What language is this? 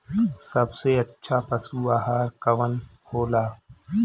Bhojpuri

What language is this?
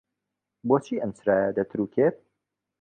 Central Kurdish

